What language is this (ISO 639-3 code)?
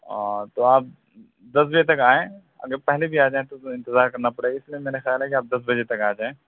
urd